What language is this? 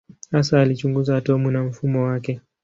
Swahili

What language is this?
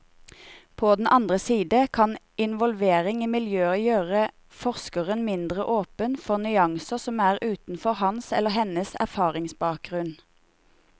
Norwegian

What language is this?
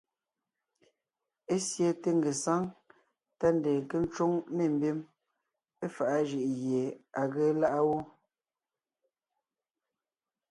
Ngiemboon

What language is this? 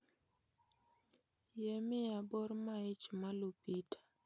Luo (Kenya and Tanzania)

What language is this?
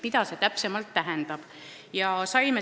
Estonian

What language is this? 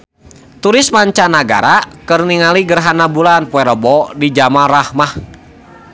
Sundanese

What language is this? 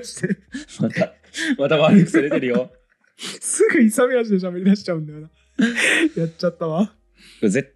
Japanese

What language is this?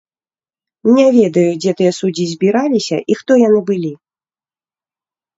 Belarusian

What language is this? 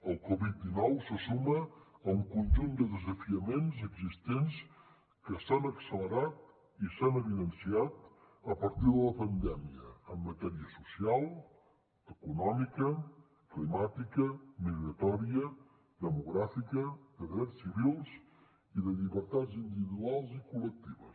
Catalan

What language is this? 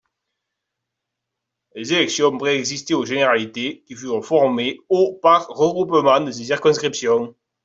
French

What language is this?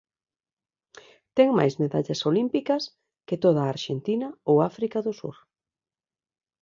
Galician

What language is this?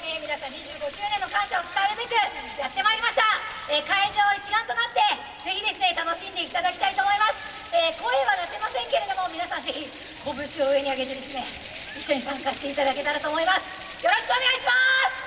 Japanese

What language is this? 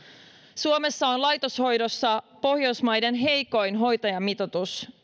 Finnish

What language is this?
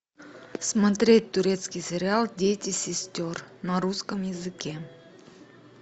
Russian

